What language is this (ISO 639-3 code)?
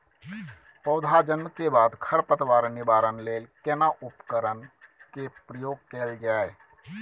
mai